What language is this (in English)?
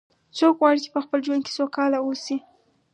Pashto